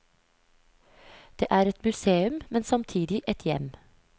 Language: Norwegian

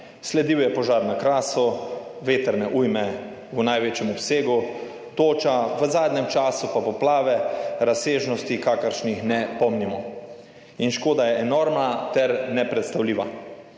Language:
Slovenian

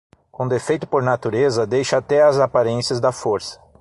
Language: Portuguese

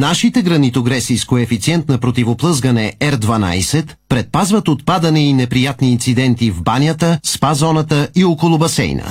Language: Bulgarian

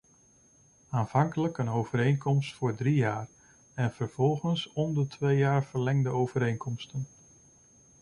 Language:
Dutch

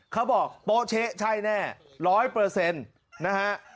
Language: Thai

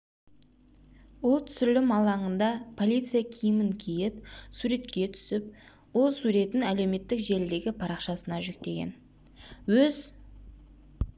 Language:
Kazakh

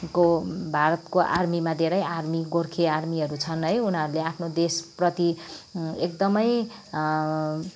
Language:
Nepali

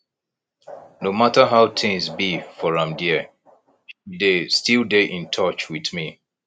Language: Nigerian Pidgin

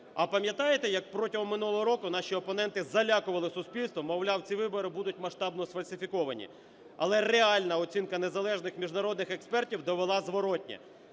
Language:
Ukrainian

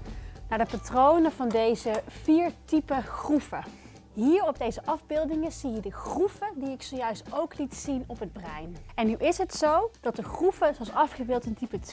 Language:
Dutch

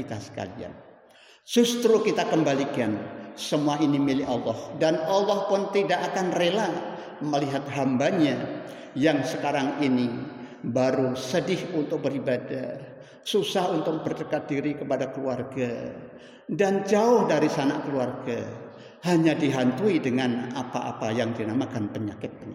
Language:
Indonesian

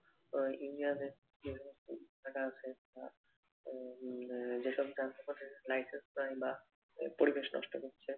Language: Bangla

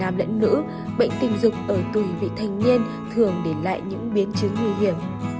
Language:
Vietnamese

